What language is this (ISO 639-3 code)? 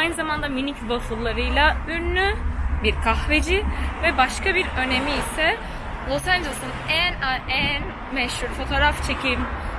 tur